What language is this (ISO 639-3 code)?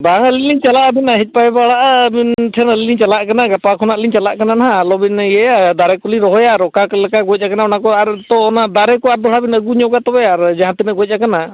sat